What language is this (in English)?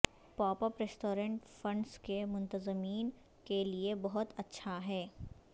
Urdu